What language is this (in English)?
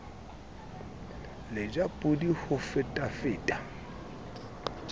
Southern Sotho